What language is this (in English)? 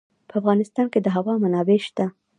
Pashto